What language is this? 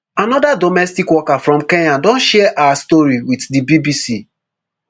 Nigerian Pidgin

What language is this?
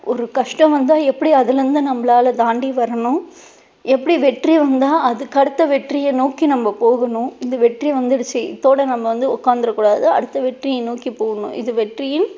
Tamil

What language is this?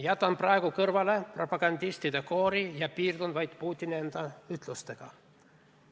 Estonian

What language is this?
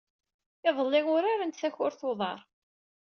Kabyle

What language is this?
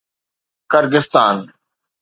Sindhi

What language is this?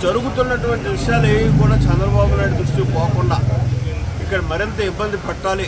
Hindi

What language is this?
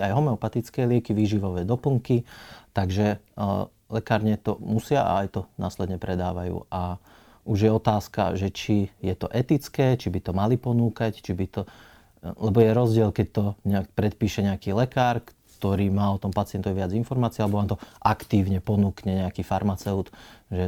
Slovak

